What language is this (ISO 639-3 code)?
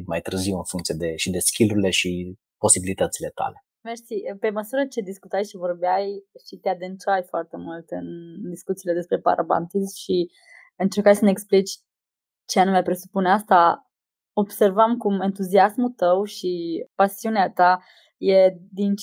ron